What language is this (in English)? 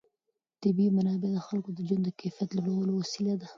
Pashto